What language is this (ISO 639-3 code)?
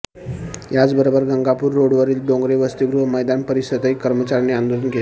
mar